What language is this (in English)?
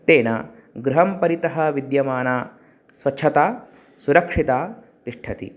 Sanskrit